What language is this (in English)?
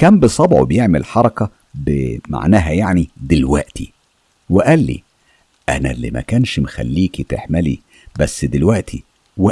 Arabic